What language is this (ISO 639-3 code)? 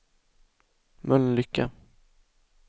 swe